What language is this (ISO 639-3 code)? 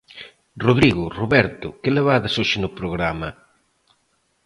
glg